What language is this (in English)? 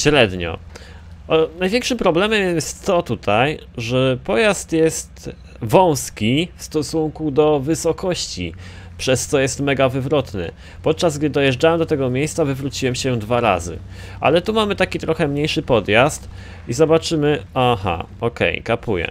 Polish